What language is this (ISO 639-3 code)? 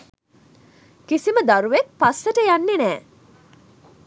sin